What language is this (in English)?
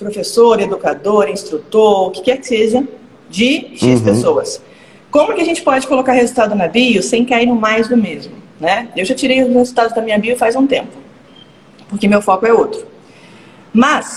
Portuguese